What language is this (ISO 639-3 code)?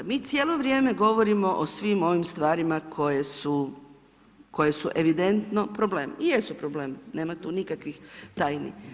hrv